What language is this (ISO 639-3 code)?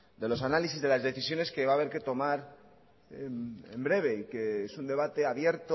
spa